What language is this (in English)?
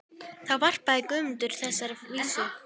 Icelandic